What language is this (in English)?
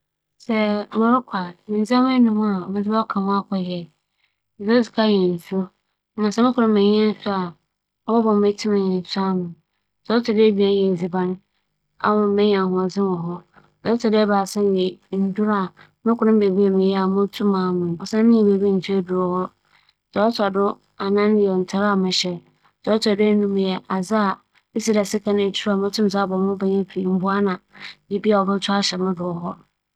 Akan